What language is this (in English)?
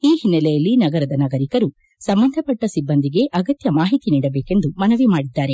Kannada